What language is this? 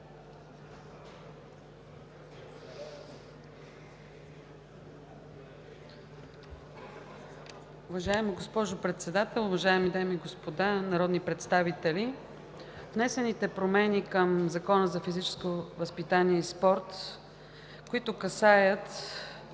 Bulgarian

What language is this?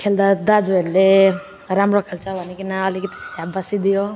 Nepali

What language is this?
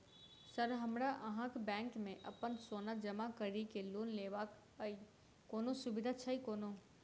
Maithili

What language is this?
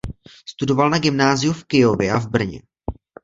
Czech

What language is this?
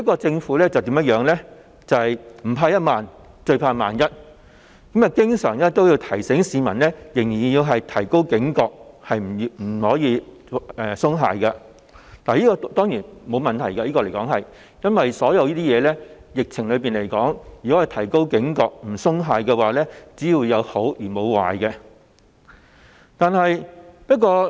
Cantonese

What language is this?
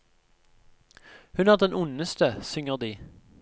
Norwegian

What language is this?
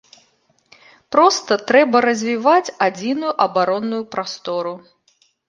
Belarusian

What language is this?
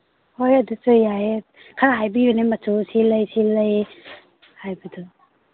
Manipuri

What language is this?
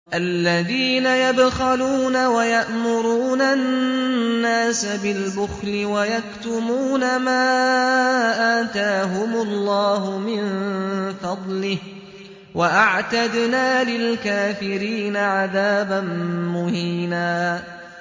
Arabic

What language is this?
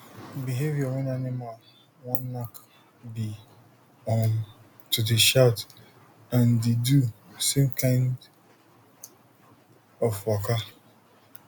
Nigerian Pidgin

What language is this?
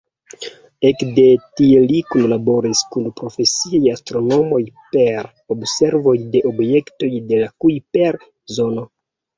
Esperanto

